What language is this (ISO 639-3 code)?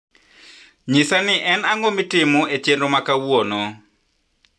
luo